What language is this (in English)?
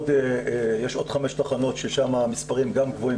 Hebrew